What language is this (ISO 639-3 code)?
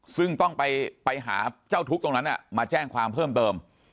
tha